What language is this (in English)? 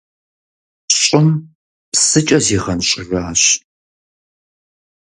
Kabardian